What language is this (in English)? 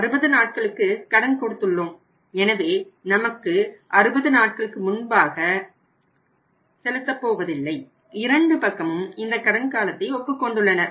Tamil